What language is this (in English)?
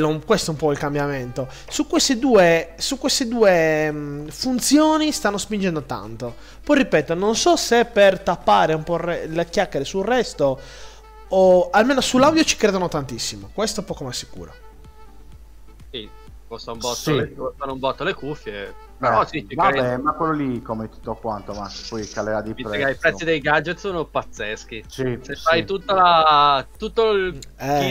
Italian